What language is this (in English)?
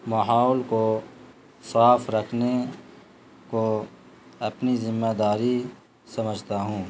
Urdu